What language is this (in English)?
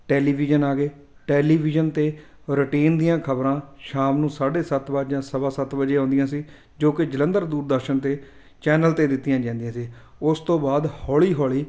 Punjabi